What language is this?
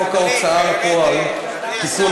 Hebrew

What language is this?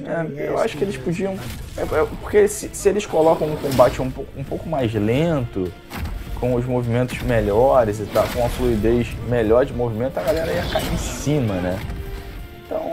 Portuguese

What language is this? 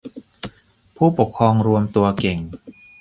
Thai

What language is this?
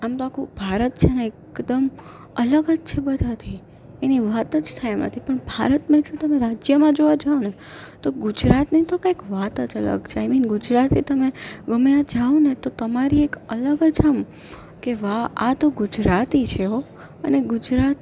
Gujarati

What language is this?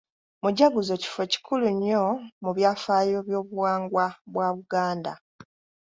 Ganda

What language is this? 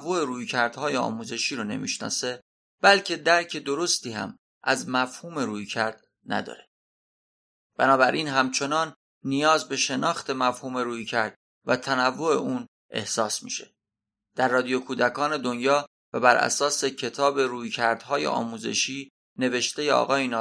Persian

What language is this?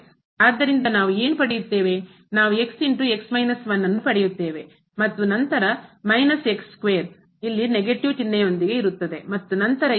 Kannada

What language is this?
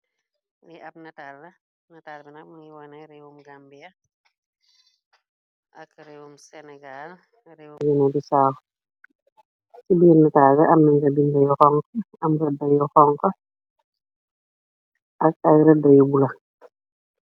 Wolof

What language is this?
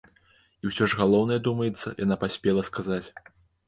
Belarusian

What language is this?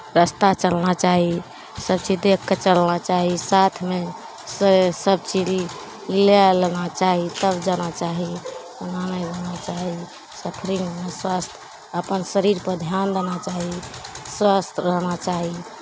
Maithili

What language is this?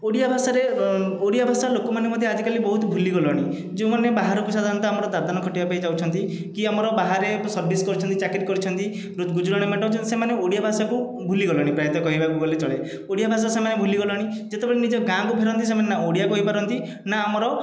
Odia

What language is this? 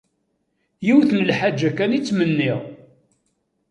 Kabyle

